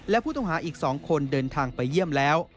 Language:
Thai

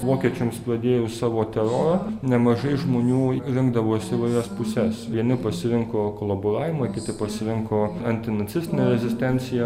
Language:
Lithuanian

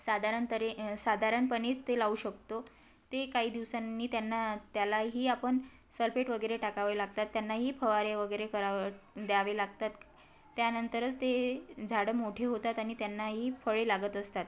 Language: Marathi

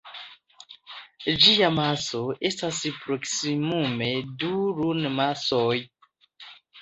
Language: Esperanto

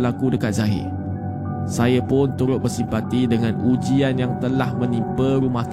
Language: Malay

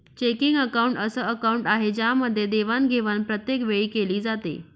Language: Marathi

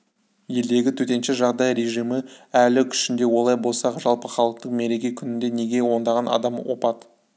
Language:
Kazakh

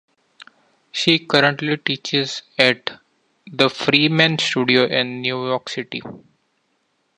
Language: English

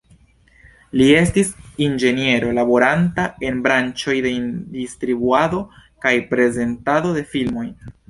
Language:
Esperanto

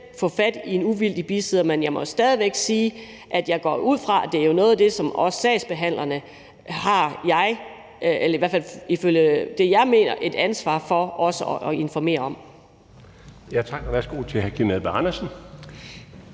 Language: Danish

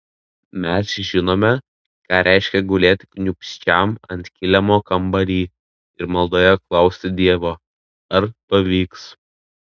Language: Lithuanian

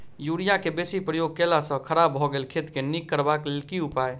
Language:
Maithili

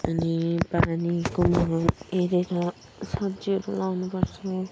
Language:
Nepali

